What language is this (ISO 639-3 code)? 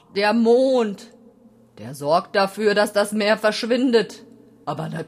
deu